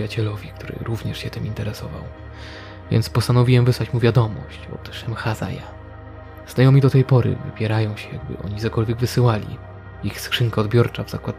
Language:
Polish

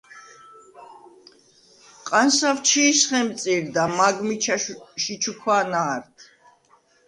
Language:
Svan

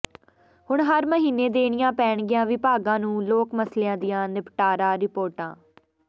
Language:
Punjabi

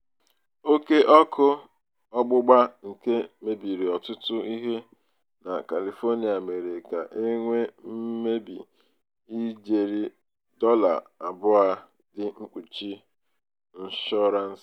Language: Igbo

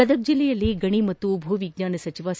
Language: Kannada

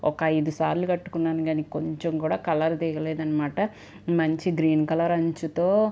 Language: Telugu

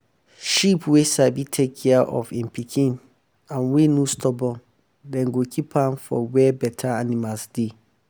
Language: Nigerian Pidgin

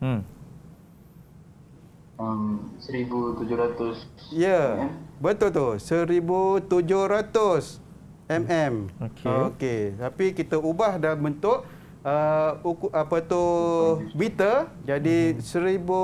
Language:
Malay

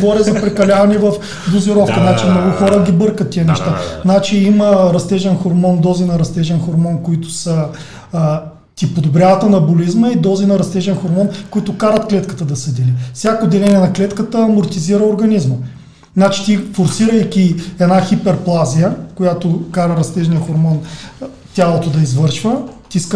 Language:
Bulgarian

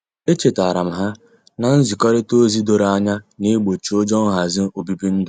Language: Igbo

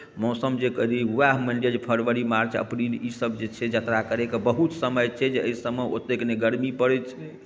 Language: Maithili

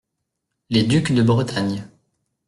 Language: French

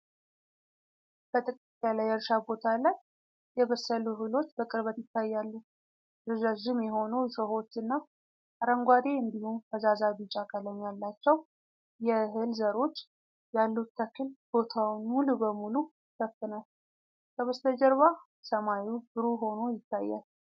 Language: Amharic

